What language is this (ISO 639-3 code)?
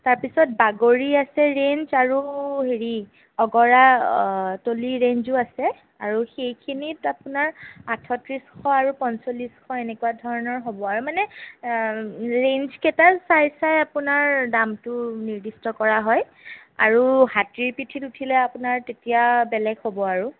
asm